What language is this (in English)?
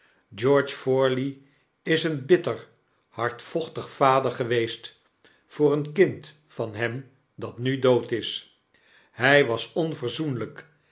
Dutch